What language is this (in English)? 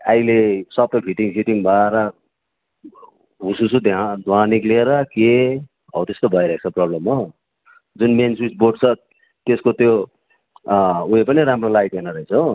Nepali